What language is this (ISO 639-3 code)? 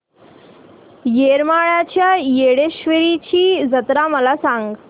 mar